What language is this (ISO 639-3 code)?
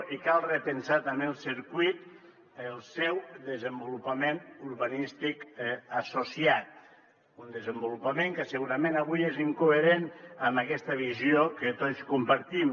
cat